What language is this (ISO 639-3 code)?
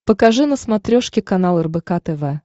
rus